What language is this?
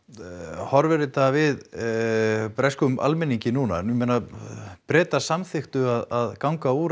Icelandic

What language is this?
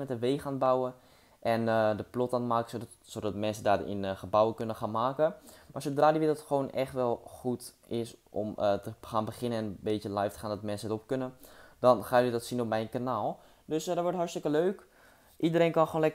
Dutch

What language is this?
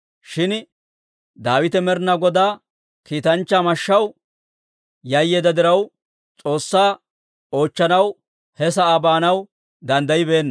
Dawro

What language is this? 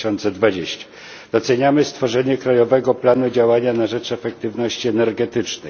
Polish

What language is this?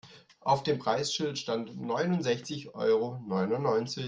German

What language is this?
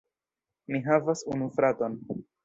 Esperanto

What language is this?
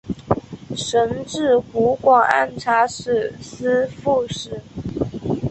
Chinese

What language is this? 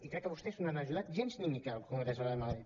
Catalan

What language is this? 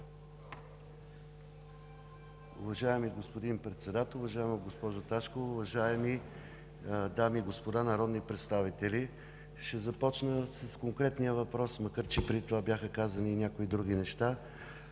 Bulgarian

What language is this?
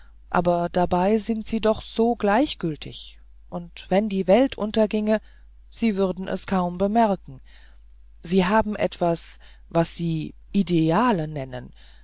German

